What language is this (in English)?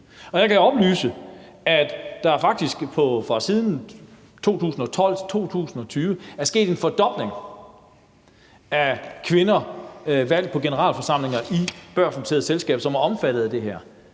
Danish